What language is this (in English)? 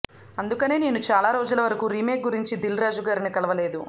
Telugu